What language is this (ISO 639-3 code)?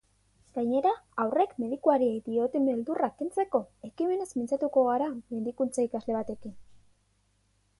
eus